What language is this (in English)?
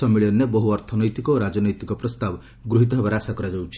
Odia